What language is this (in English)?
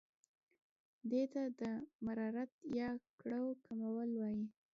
Pashto